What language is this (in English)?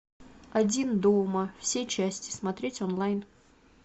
Russian